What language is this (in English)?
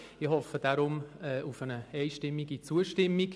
Swiss German